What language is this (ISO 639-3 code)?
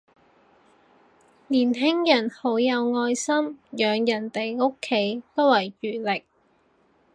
yue